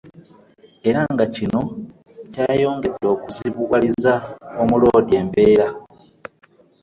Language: Ganda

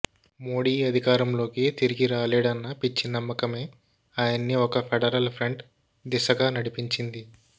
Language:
Telugu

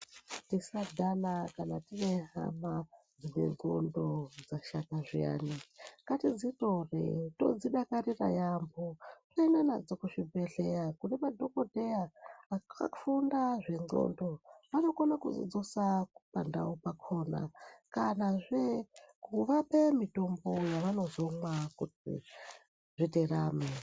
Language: Ndau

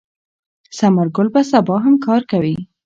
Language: Pashto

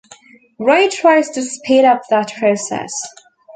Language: English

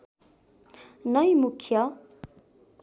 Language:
Nepali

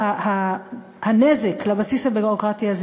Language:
Hebrew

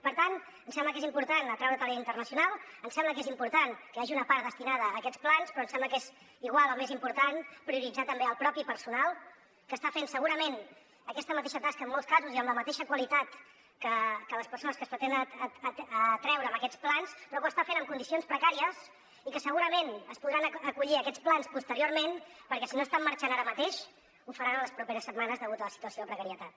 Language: Catalan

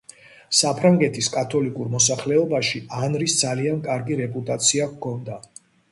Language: Georgian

